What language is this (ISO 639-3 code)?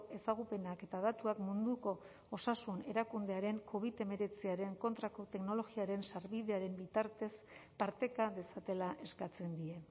eus